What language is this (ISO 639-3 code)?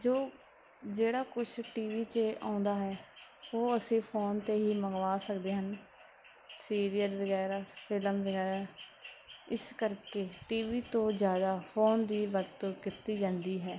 pan